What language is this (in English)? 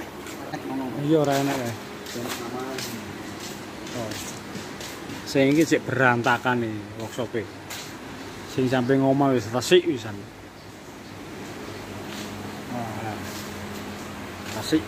Indonesian